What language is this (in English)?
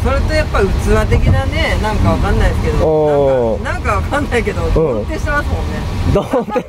Japanese